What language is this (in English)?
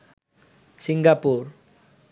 Bangla